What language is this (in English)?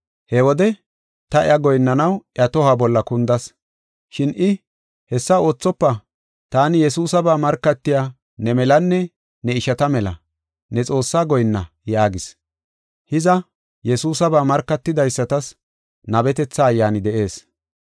Gofa